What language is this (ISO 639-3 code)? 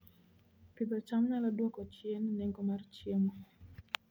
luo